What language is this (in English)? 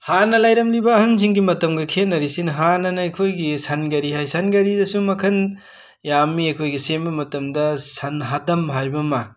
Manipuri